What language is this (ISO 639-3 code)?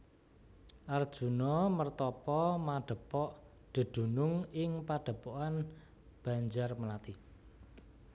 jav